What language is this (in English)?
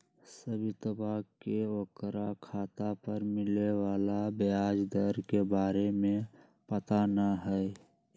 Magahi